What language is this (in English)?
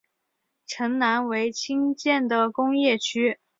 Chinese